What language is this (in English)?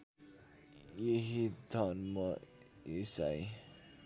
Nepali